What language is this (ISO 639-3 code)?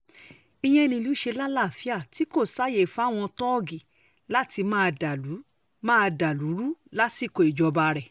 yor